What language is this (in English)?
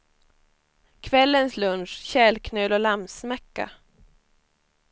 Swedish